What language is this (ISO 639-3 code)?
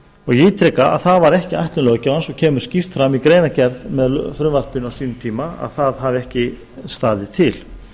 isl